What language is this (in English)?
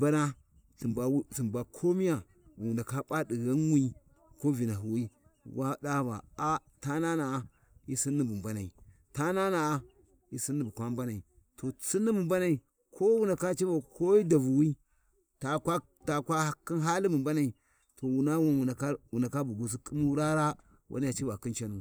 Warji